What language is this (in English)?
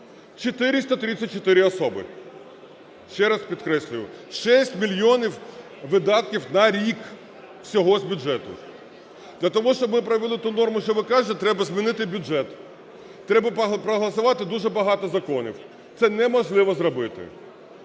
Ukrainian